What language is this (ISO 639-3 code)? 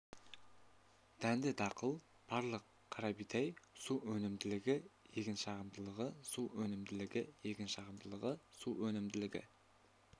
kaz